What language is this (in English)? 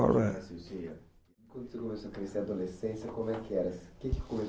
Portuguese